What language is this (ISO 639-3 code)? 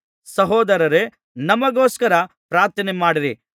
kan